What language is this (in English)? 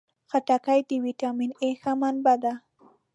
Pashto